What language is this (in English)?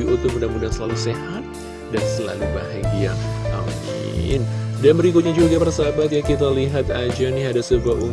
Indonesian